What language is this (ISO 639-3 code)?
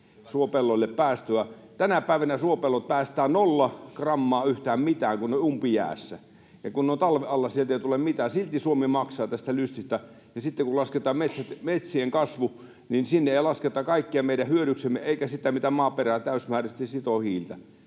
fin